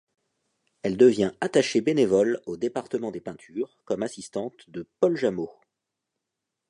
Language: French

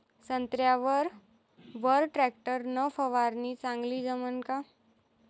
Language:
Marathi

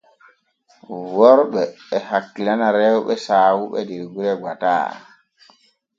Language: Borgu Fulfulde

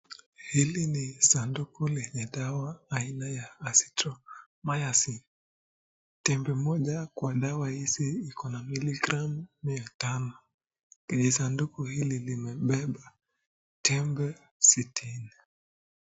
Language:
Swahili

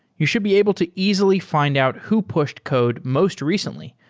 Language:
English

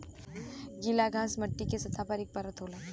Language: Bhojpuri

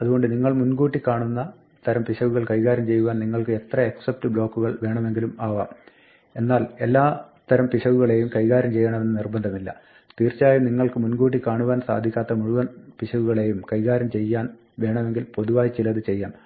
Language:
Malayalam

